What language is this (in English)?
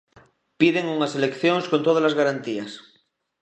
Galician